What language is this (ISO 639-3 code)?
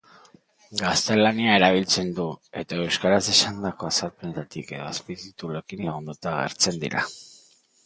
eus